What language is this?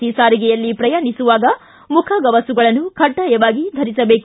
Kannada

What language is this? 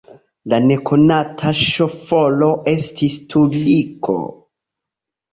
Esperanto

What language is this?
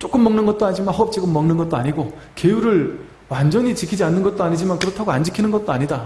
Korean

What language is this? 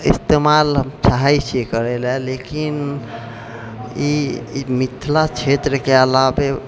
Maithili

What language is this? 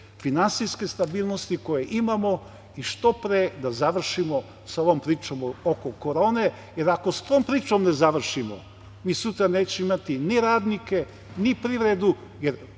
Serbian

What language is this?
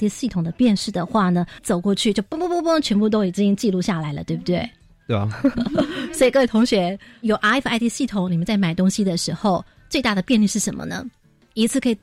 Chinese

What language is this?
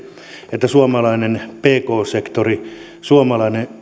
Finnish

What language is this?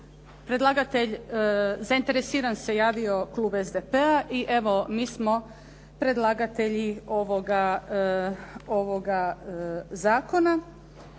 Croatian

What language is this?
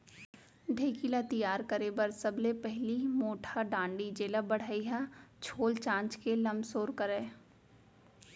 Chhattisgarhi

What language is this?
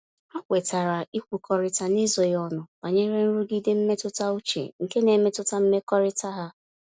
Igbo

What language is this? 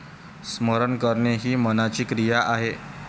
Marathi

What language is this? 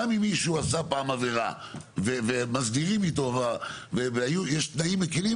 Hebrew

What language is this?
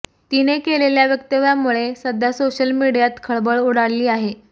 Marathi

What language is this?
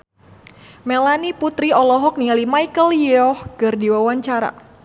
Sundanese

